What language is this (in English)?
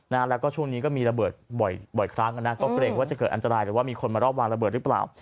Thai